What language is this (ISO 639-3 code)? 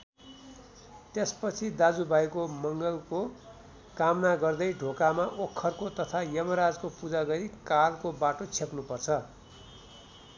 nep